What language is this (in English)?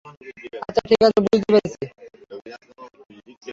Bangla